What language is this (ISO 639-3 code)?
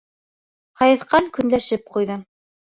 bak